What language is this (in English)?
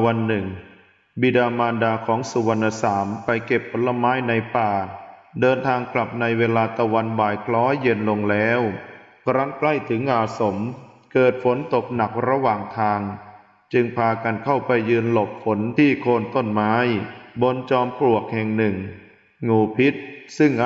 Thai